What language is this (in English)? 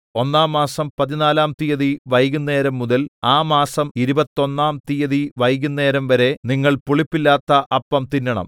Malayalam